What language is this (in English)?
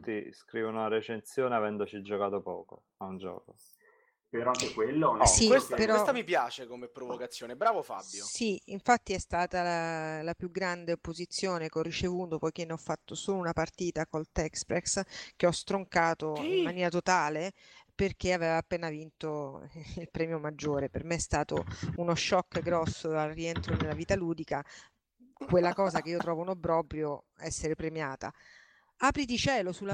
Italian